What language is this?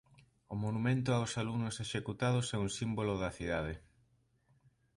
Galician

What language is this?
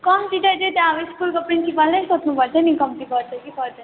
Nepali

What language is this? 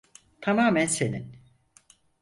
Turkish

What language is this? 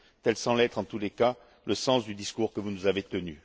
French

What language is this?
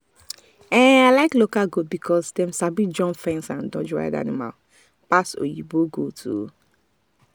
Nigerian Pidgin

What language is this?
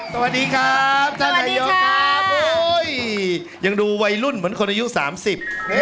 Thai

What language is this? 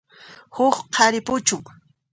Puno Quechua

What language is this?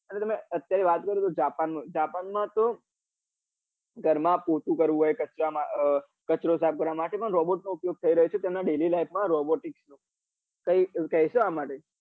Gujarati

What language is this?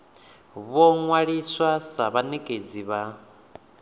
Venda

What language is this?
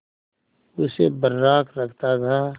Hindi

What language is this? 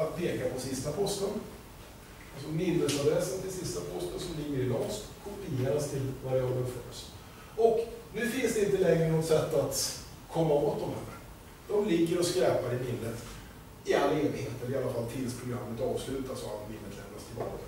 Swedish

